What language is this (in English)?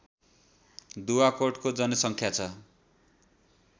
Nepali